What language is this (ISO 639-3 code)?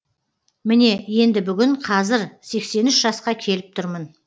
kaz